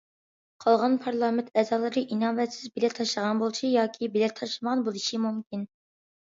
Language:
Uyghur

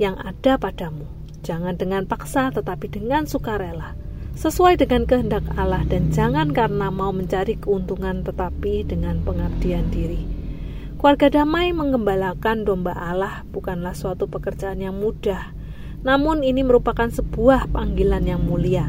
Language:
Indonesian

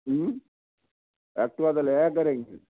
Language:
Punjabi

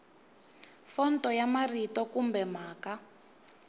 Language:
Tsonga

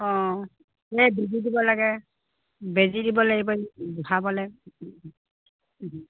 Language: Assamese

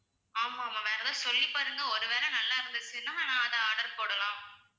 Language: Tamil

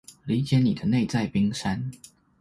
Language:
Chinese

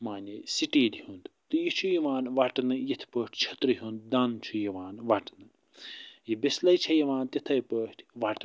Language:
Kashmiri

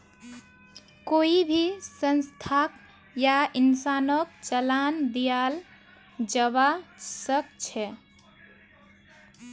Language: Magahi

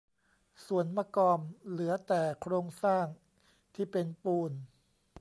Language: Thai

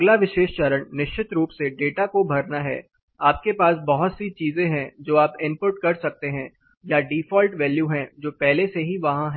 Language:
Hindi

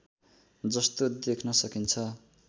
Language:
Nepali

